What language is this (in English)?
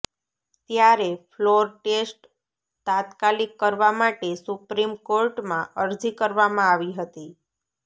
Gujarati